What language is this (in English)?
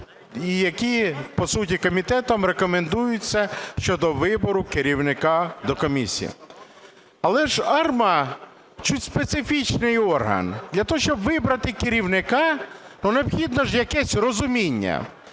Ukrainian